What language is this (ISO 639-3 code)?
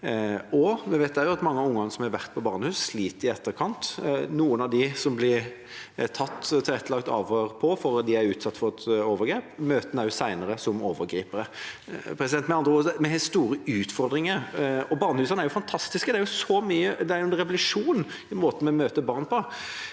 nor